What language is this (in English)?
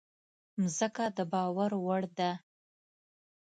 Pashto